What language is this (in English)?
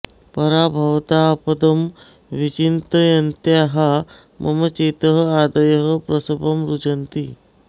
Sanskrit